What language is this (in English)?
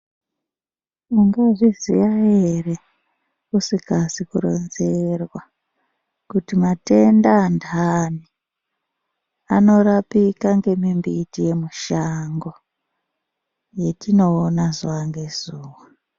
Ndau